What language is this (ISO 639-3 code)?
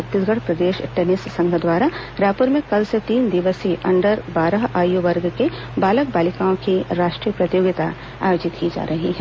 hin